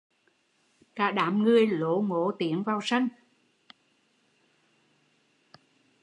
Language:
Vietnamese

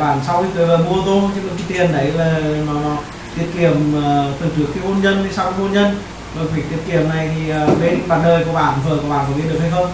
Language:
Vietnamese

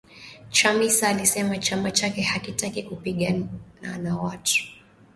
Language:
Swahili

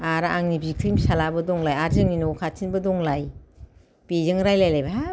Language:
Bodo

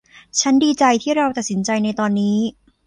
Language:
Thai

